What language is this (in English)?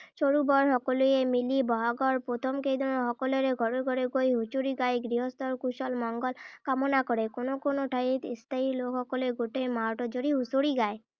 Assamese